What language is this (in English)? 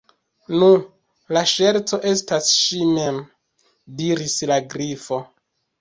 Esperanto